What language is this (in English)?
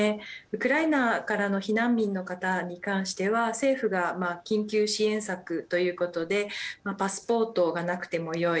Japanese